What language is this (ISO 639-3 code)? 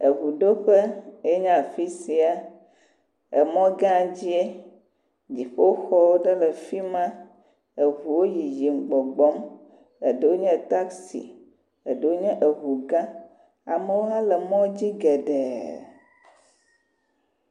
ewe